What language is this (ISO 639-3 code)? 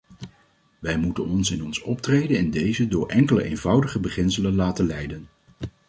nld